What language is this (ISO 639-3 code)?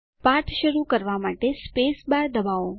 guj